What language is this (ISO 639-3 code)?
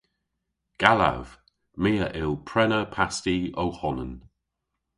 cor